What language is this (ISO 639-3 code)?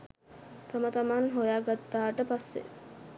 sin